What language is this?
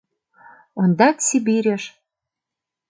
Mari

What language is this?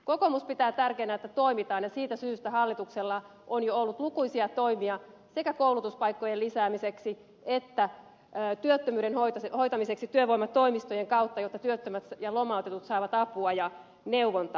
Finnish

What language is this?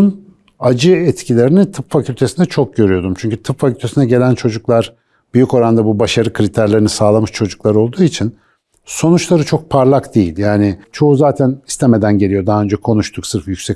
Turkish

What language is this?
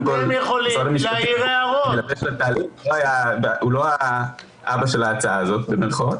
Hebrew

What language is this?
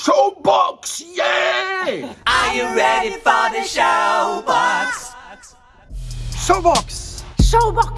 Dutch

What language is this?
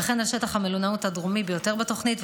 Hebrew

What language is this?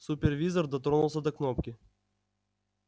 Russian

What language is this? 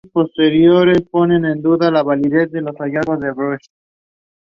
English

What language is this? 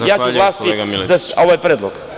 Serbian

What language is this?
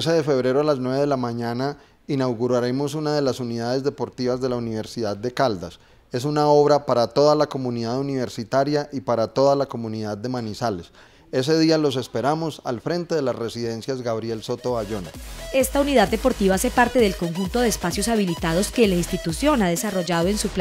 Spanish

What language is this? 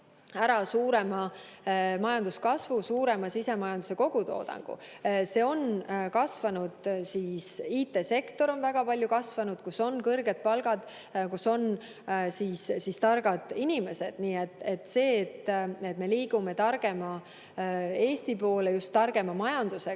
Estonian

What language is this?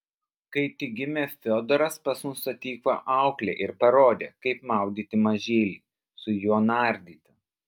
Lithuanian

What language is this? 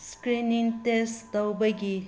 Manipuri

